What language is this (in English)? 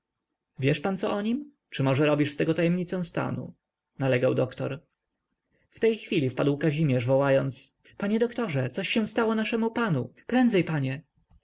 Polish